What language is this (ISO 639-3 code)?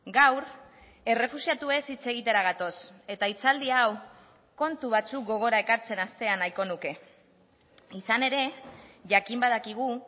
eus